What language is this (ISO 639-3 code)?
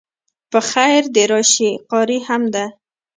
pus